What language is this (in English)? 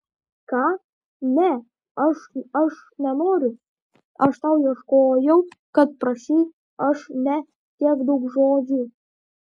Lithuanian